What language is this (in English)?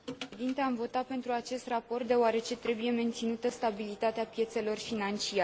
Romanian